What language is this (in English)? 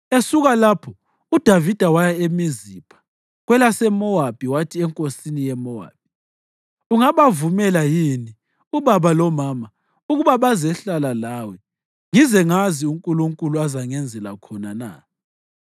North Ndebele